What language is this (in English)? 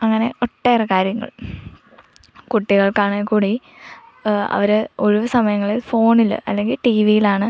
Malayalam